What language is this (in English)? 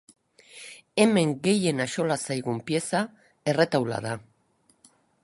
Basque